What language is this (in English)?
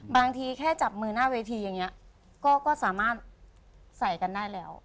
Thai